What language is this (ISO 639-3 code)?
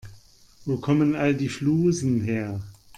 deu